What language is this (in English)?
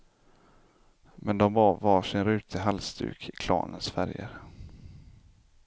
Swedish